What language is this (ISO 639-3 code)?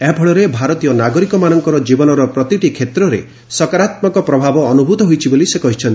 ori